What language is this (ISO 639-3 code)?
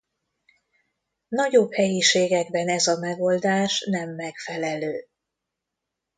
hun